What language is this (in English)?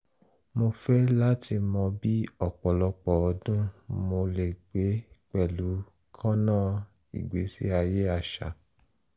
Yoruba